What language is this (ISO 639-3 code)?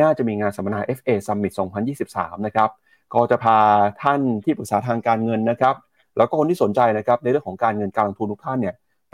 tha